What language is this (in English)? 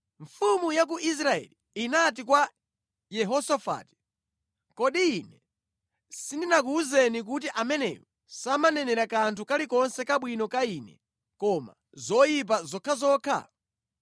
Nyanja